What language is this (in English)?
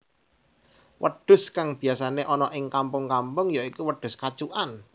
Javanese